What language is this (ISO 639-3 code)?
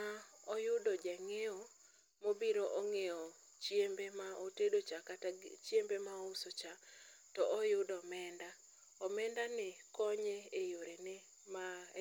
luo